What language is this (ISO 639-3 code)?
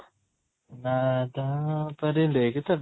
ori